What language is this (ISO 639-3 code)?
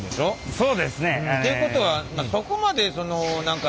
jpn